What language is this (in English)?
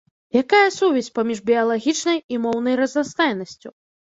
Belarusian